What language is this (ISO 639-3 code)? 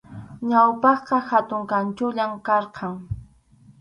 qxu